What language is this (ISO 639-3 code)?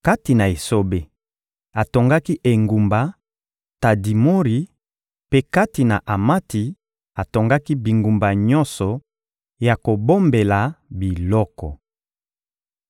lin